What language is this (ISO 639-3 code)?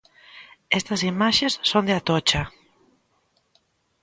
glg